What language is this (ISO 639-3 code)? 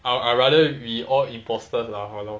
eng